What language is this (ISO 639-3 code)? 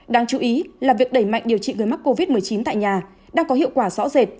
vie